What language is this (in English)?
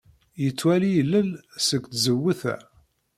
Kabyle